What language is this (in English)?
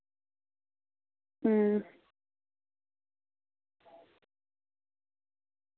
Dogri